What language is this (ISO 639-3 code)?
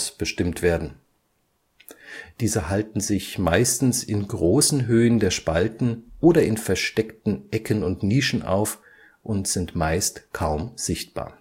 deu